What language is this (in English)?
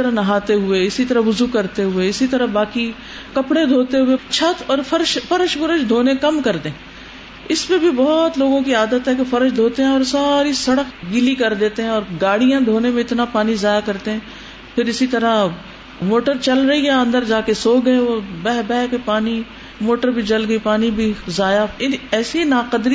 Urdu